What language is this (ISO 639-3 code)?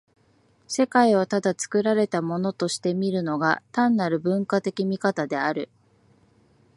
jpn